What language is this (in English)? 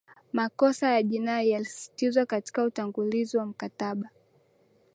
Swahili